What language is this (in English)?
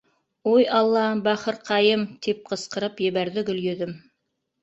Bashkir